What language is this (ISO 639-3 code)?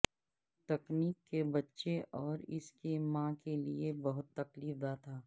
urd